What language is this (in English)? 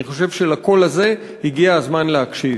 Hebrew